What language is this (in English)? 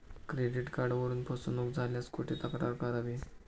Marathi